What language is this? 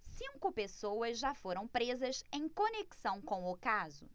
Portuguese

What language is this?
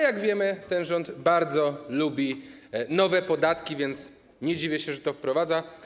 Polish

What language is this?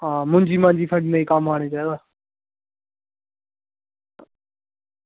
Dogri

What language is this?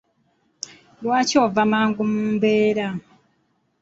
Ganda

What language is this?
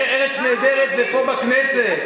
Hebrew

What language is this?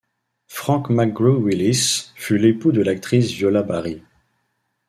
French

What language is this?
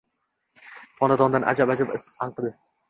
Uzbek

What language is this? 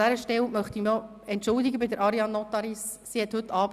Swiss German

